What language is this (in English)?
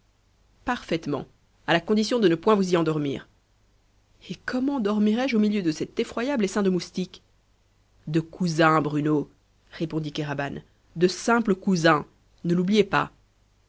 French